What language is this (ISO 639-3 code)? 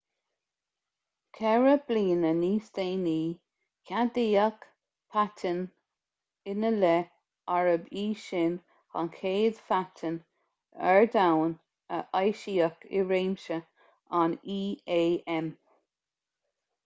gle